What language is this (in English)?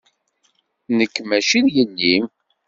Kabyle